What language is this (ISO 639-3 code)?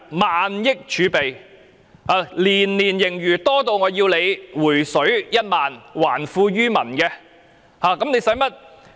yue